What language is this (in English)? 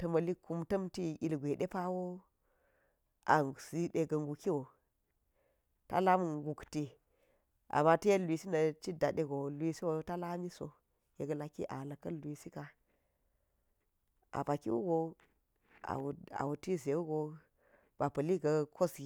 Geji